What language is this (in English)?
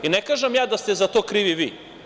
Serbian